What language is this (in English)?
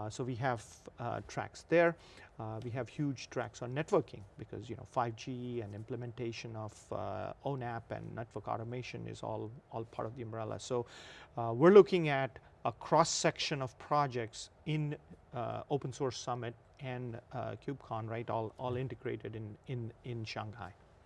English